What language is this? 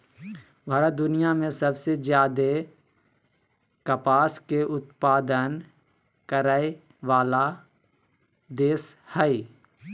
Magahi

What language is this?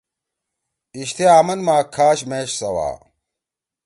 Torwali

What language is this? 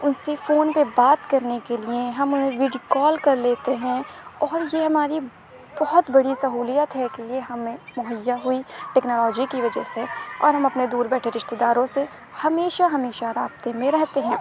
Urdu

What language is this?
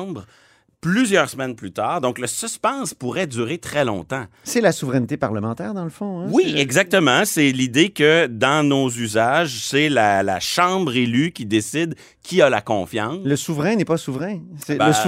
French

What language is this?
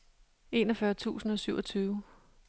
Danish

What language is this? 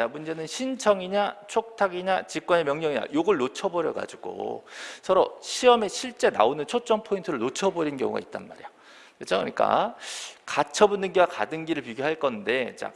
Korean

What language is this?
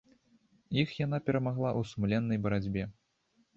Belarusian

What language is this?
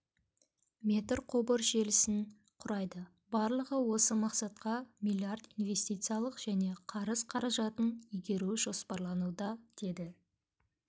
Kazakh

